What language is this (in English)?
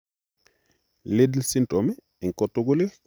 Kalenjin